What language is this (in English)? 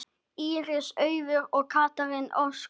Icelandic